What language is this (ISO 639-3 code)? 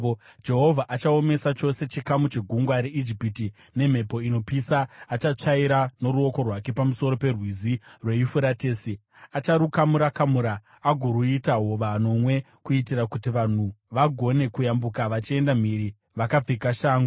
sna